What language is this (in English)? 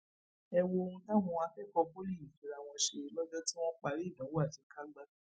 Yoruba